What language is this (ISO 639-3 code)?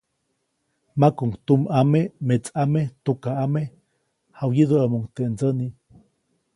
zoc